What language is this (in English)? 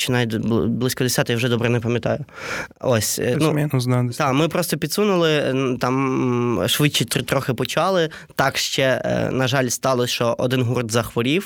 Ukrainian